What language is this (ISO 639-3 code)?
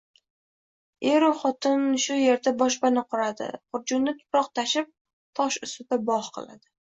uzb